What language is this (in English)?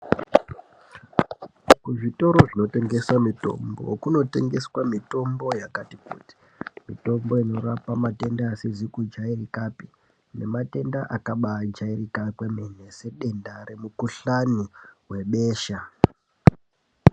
Ndau